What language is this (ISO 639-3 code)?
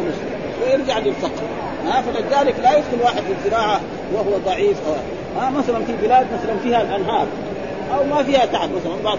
ara